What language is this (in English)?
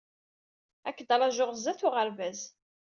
Kabyle